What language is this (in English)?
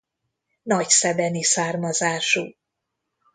Hungarian